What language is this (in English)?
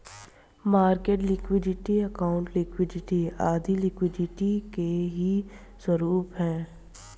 Bhojpuri